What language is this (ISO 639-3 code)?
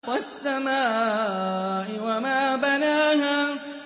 ara